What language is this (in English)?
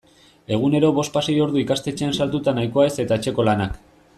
Basque